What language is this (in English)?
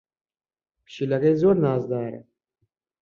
Central Kurdish